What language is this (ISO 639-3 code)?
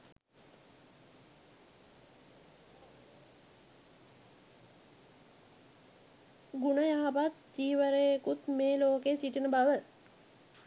sin